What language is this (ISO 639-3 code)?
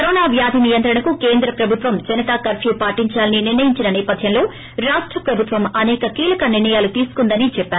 tel